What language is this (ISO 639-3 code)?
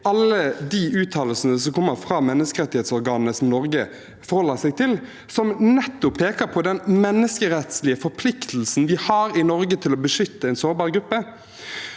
nor